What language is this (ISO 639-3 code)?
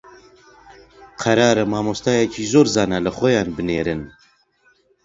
ckb